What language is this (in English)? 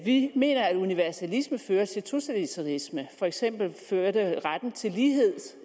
Danish